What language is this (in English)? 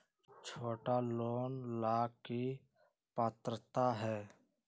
Magahi